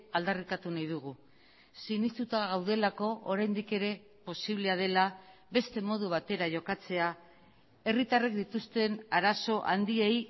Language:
Basque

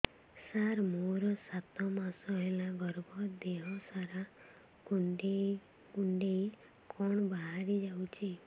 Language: Odia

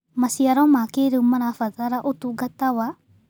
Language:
Kikuyu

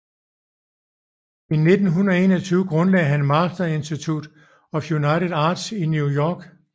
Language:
Danish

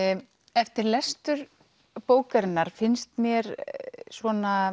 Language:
Icelandic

